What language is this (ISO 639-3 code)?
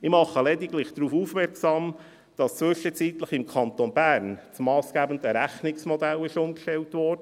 gsw